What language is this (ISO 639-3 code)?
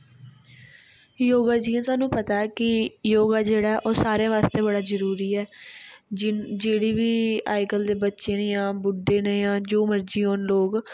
doi